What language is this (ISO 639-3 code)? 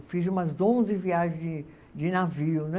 por